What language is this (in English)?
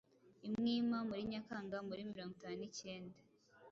Kinyarwanda